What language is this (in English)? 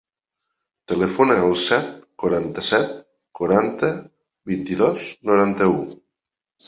Catalan